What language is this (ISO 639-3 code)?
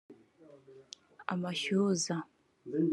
kin